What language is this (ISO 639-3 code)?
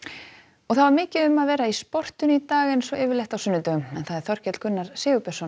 isl